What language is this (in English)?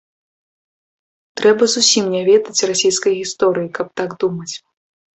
Belarusian